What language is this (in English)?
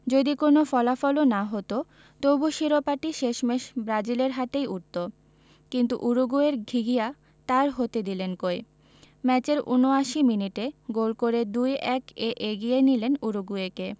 Bangla